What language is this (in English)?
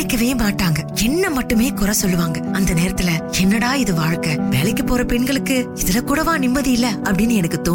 Tamil